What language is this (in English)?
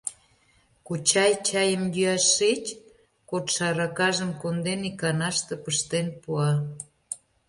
Mari